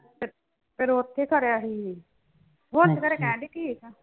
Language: Punjabi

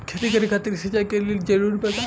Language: Bhojpuri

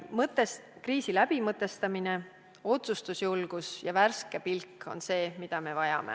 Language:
Estonian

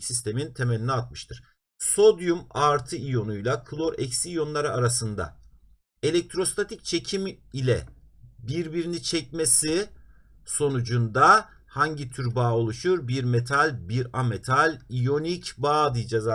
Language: Turkish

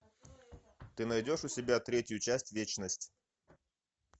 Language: Russian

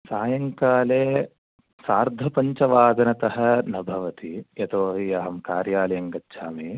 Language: Sanskrit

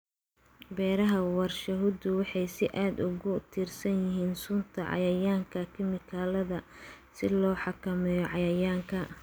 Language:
Somali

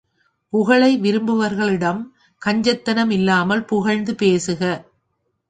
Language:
Tamil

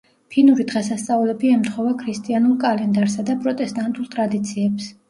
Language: Georgian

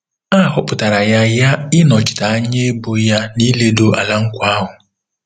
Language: Igbo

